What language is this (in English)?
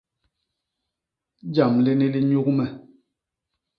Basaa